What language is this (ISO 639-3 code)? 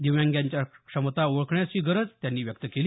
mar